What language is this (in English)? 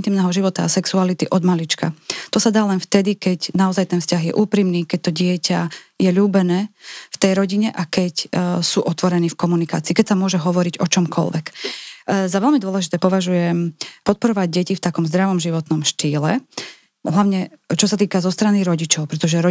Slovak